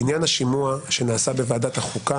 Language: Hebrew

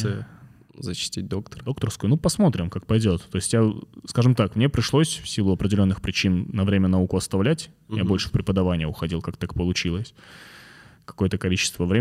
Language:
Russian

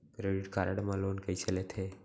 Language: Chhattisgarhi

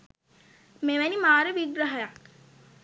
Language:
Sinhala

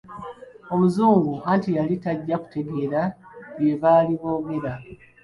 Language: Ganda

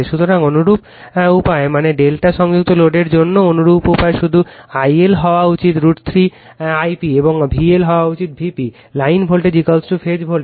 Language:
Bangla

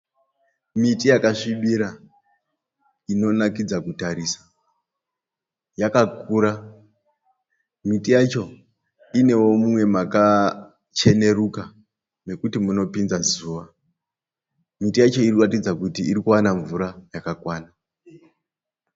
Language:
Shona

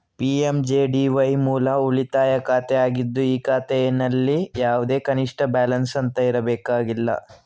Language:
Kannada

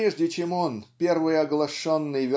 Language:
Russian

